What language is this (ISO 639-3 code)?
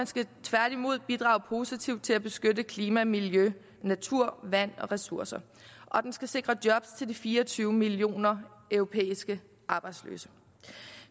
dan